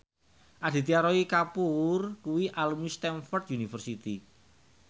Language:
Javanese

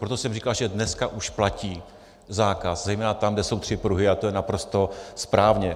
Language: Czech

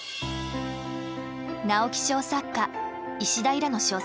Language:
Japanese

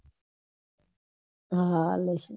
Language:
Gujarati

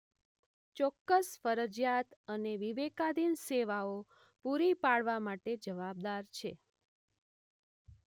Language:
Gujarati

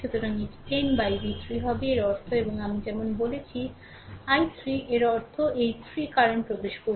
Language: Bangla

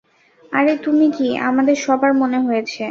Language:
Bangla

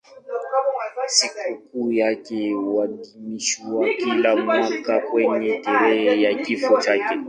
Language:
Swahili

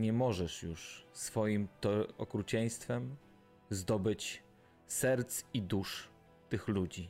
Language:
Polish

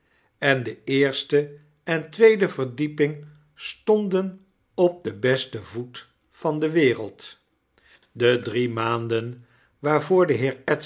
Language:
Dutch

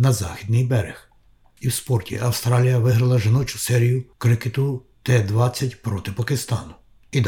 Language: Ukrainian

